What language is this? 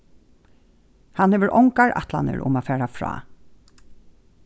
Faroese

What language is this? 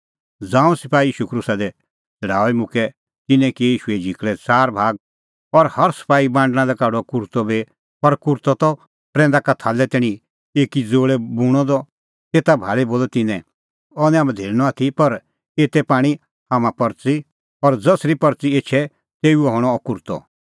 Kullu Pahari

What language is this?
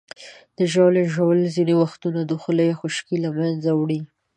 Pashto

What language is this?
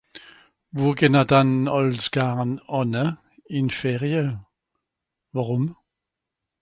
Swiss German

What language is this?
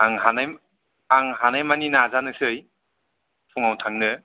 Bodo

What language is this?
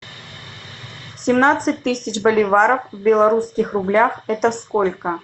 Russian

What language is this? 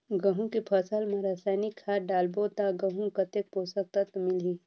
Chhattisgarhi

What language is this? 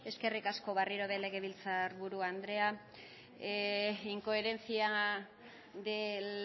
Basque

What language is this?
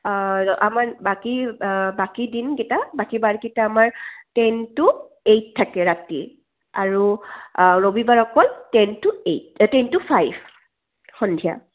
Assamese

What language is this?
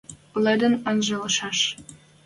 Western Mari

